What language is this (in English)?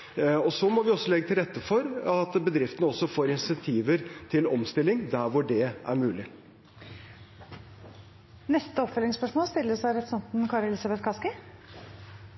Norwegian